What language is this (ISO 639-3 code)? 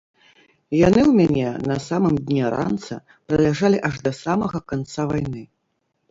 bel